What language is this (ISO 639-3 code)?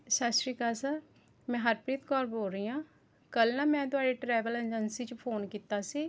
pan